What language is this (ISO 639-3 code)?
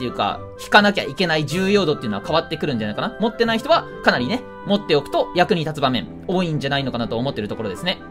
jpn